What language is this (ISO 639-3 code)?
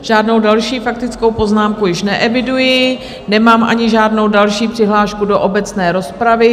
ces